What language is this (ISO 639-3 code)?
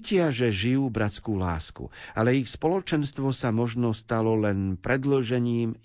slk